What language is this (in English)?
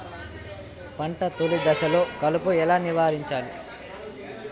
Telugu